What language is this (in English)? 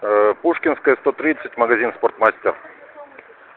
Russian